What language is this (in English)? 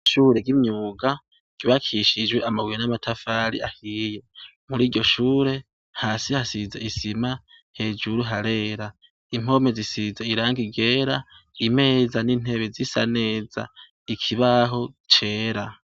Rundi